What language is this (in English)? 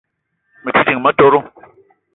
Eton (Cameroon)